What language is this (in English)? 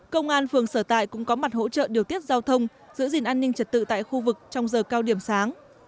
Vietnamese